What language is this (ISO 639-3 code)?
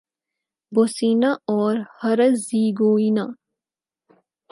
urd